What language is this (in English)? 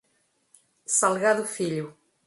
Portuguese